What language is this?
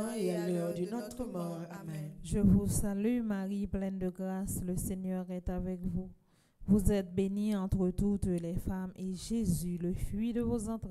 French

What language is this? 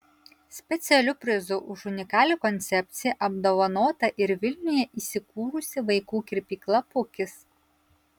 Lithuanian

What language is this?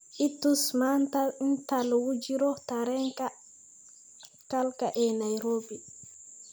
Somali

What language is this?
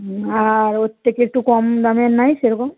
Bangla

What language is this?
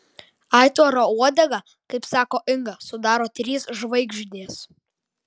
Lithuanian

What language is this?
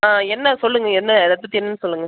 Tamil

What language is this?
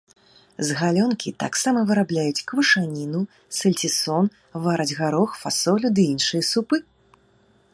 Belarusian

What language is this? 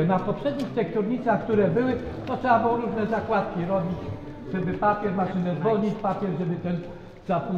Polish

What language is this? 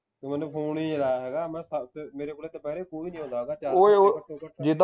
Punjabi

